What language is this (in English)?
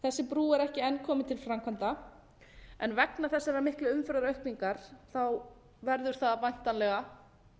Icelandic